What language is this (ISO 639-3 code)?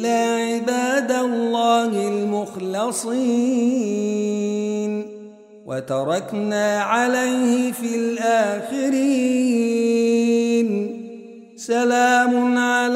ara